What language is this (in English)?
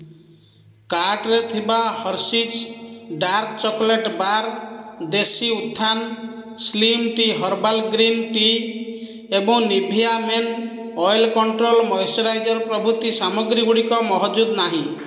Odia